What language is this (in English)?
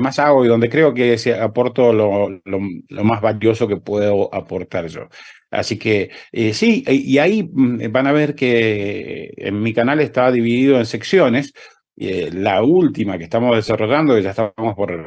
Spanish